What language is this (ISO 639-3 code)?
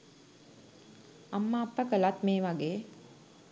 sin